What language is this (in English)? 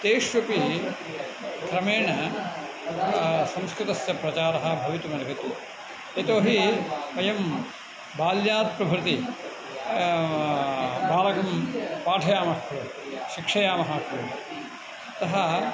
Sanskrit